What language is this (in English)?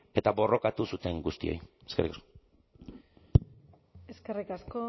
Basque